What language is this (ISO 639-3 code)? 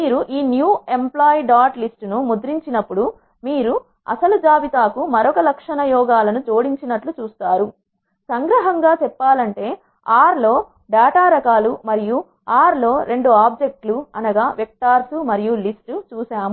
tel